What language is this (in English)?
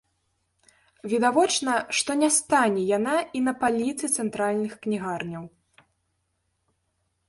Belarusian